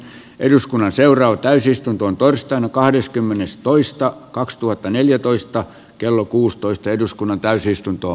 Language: Finnish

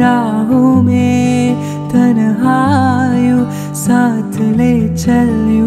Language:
Korean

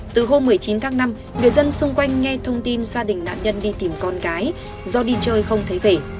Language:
Vietnamese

